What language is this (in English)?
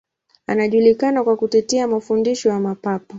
Swahili